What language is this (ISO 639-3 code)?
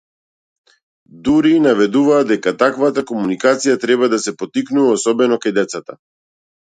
mkd